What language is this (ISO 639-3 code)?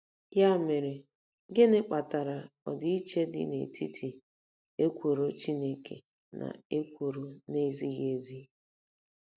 ibo